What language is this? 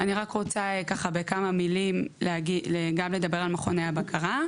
Hebrew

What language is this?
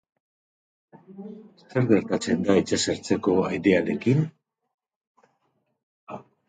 Basque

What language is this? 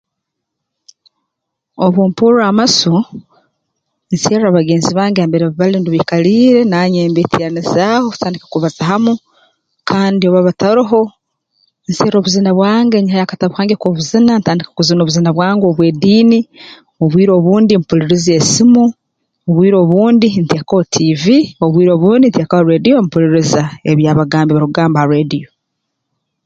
Tooro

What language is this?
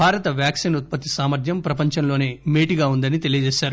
Telugu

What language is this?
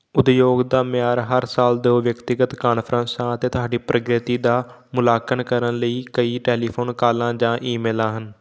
Punjabi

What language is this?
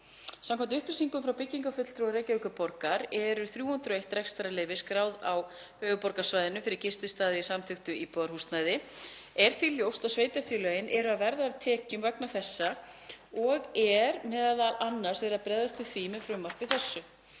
Icelandic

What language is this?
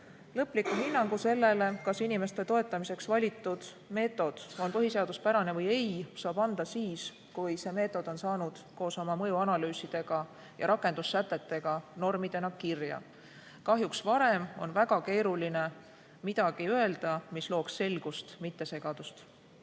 Estonian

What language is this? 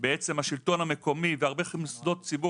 Hebrew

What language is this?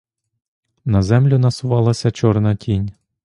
Ukrainian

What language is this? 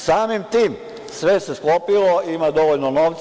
Serbian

